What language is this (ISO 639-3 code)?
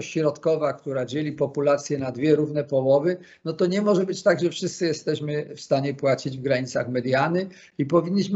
pol